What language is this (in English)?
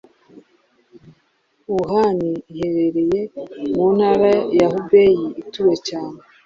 Kinyarwanda